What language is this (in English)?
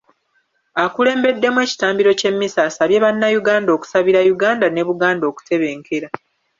Ganda